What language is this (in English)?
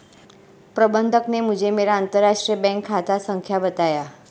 Hindi